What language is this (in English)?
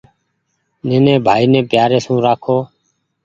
Goaria